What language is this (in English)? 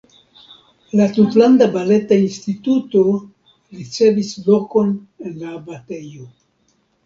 Esperanto